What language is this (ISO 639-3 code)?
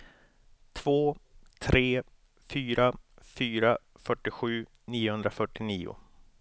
swe